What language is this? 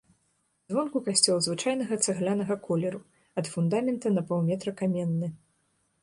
Belarusian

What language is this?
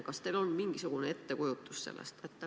Estonian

